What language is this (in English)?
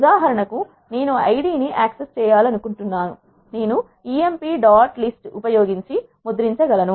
Telugu